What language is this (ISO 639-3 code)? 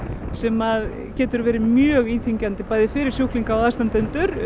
isl